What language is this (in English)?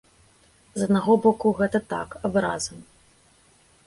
Belarusian